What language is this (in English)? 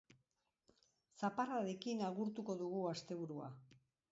Basque